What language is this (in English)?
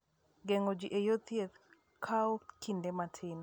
Luo (Kenya and Tanzania)